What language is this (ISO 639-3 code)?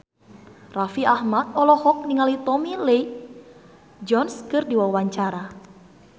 sun